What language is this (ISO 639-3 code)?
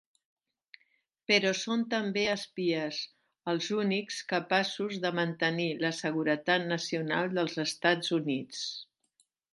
cat